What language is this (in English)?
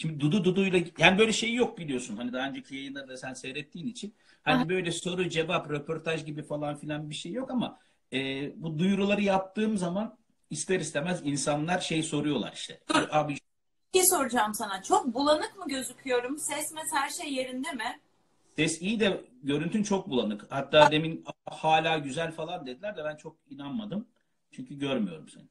Turkish